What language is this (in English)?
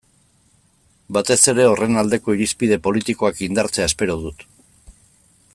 Basque